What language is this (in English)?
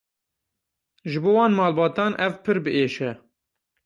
Kurdish